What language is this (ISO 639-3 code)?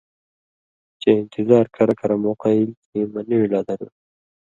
mvy